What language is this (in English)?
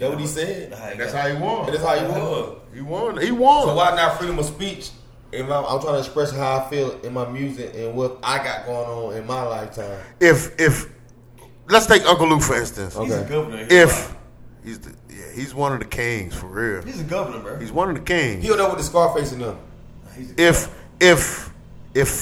English